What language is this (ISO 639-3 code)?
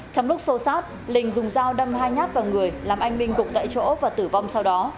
vie